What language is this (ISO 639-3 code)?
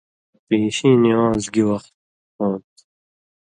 mvy